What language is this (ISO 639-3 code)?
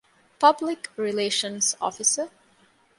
div